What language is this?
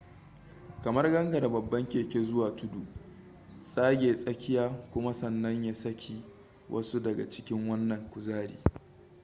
Hausa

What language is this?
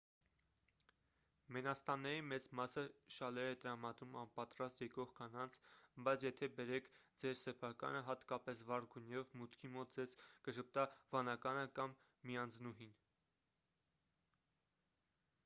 Armenian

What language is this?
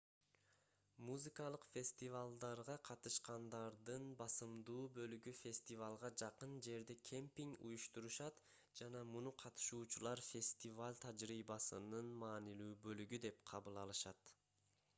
Kyrgyz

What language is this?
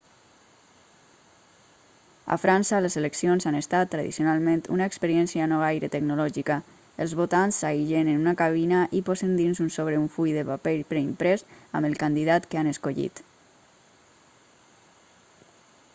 Catalan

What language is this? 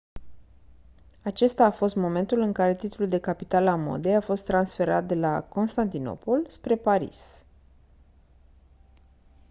Romanian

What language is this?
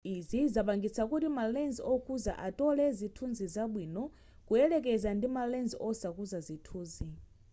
Nyanja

